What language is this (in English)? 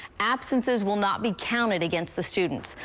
English